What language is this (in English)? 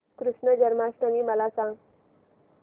Marathi